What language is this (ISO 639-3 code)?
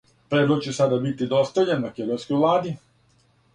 srp